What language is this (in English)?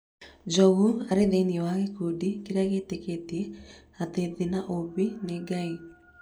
Kikuyu